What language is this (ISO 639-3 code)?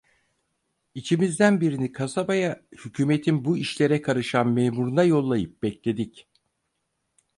tur